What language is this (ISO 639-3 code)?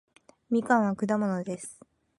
jpn